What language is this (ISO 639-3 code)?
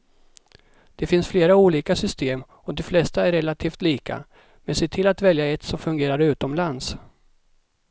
swe